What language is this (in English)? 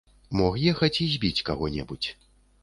Belarusian